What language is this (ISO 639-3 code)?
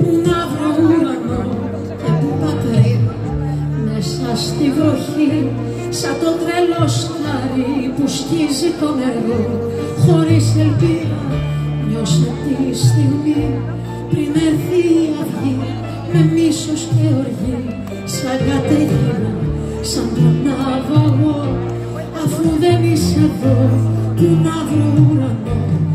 ell